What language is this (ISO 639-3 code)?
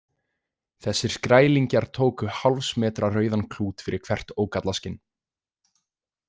isl